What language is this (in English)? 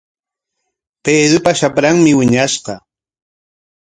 Corongo Ancash Quechua